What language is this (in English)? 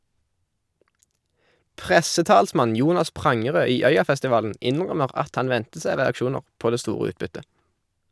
Norwegian